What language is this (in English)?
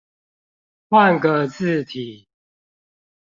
Chinese